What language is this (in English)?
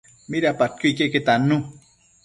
Matsés